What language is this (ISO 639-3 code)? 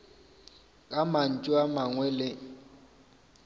nso